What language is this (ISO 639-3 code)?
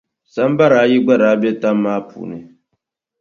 dag